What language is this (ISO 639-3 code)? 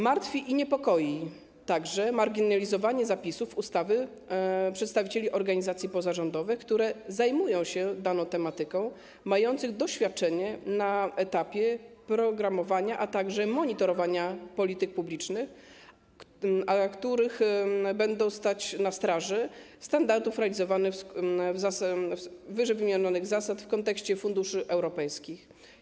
pol